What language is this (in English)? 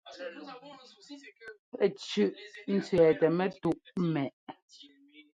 Ngomba